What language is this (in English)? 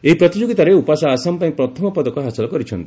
Odia